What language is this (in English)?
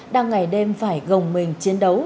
Vietnamese